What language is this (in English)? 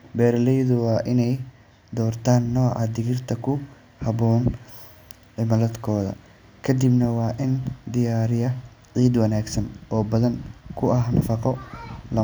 Somali